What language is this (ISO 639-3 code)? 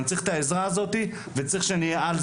heb